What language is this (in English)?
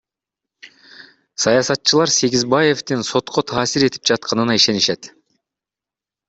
Kyrgyz